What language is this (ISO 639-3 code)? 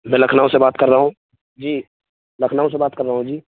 urd